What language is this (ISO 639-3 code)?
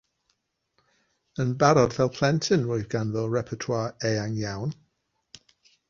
cym